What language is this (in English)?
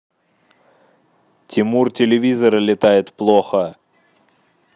Russian